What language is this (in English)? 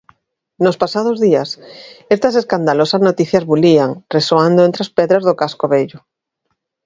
Galician